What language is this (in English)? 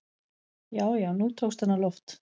Icelandic